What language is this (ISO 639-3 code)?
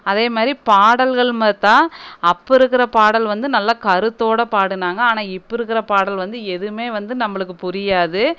tam